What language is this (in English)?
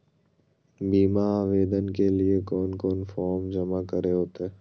Magahi